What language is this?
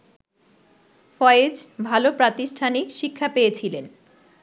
Bangla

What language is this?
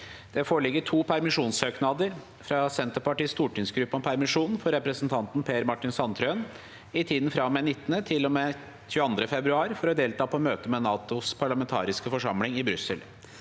Norwegian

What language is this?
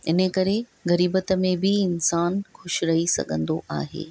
Sindhi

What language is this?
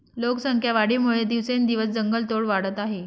Marathi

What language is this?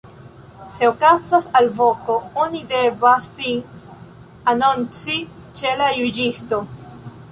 Esperanto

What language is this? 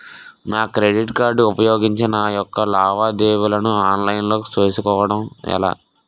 Telugu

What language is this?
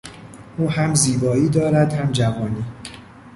Persian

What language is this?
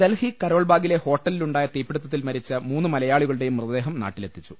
Malayalam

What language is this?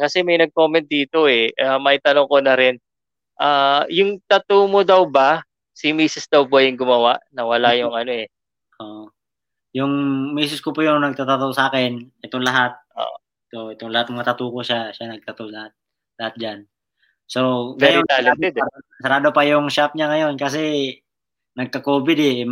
Filipino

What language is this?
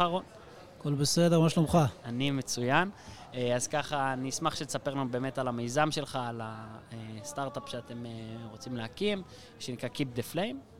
Hebrew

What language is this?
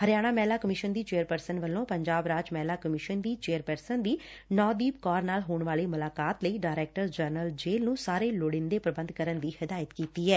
Punjabi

